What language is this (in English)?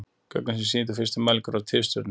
Icelandic